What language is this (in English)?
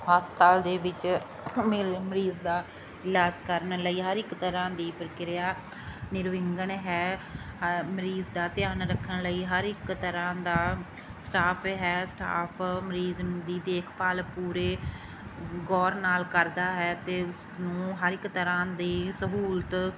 Punjabi